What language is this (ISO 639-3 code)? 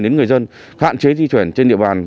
vie